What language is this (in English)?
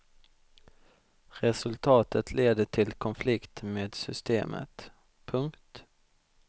Swedish